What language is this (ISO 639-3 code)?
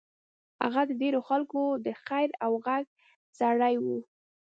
pus